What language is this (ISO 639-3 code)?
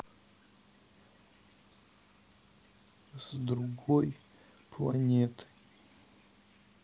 rus